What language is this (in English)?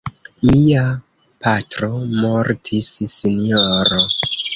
Esperanto